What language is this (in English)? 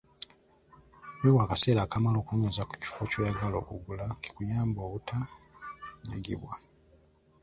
Ganda